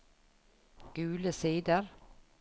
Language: Norwegian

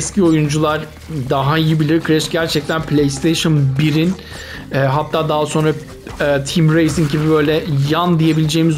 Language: Turkish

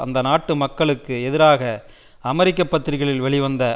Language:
Tamil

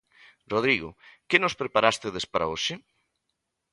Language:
Galician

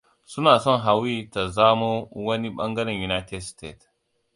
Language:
Hausa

